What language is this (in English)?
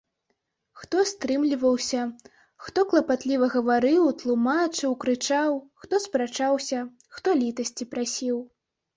Belarusian